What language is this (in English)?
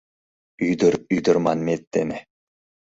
Mari